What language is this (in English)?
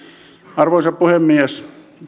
Finnish